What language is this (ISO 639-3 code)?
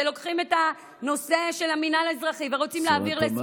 heb